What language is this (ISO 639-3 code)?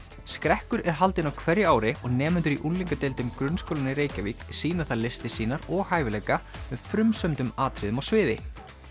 isl